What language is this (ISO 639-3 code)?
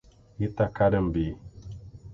por